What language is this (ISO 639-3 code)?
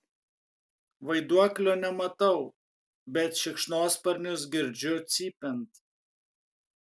lit